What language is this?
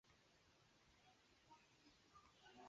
Chinese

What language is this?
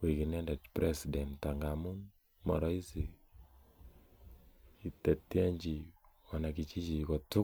Kalenjin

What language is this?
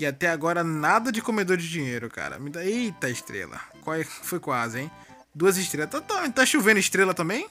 Portuguese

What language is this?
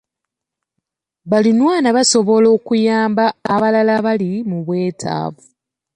Ganda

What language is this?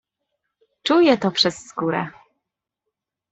Polish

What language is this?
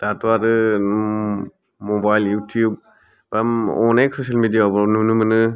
Bodo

